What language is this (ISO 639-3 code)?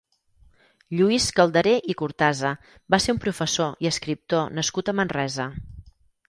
cat